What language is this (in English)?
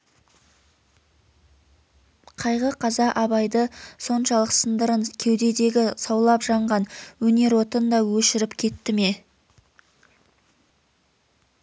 Kazakh